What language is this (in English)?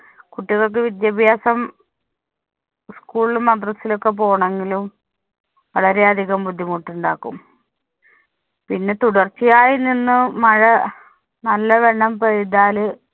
Malayalam